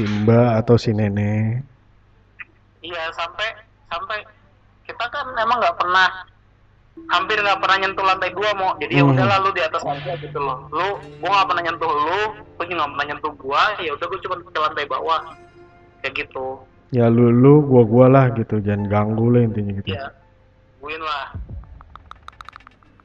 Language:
Indonesian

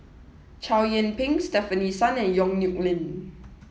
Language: English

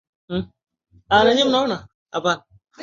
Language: Swahili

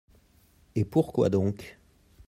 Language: French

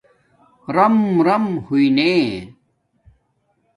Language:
Domaaki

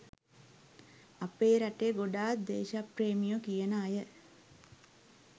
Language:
Sinhala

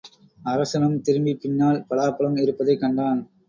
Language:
Tamil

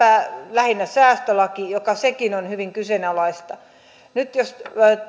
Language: Finnish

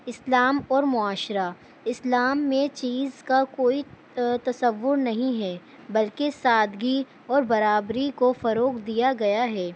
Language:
Urdu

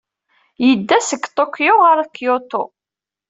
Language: Kabyle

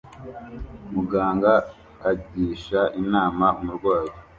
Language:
Kinyarwanda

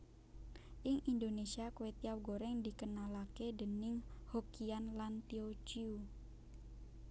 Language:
Javanese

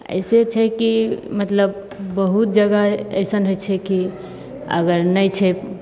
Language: Maithili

